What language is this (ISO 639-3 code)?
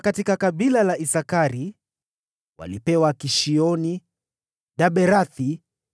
swa